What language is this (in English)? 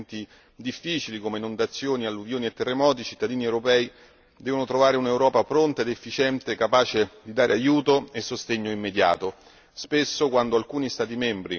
Italian